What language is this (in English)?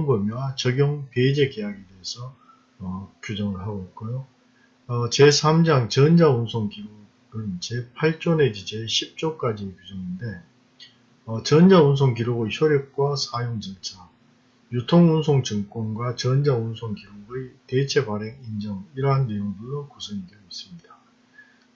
Korean